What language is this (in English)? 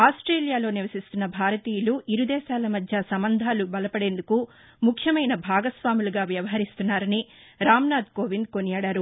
Telugu